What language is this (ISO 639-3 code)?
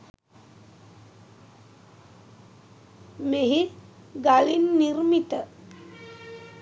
sin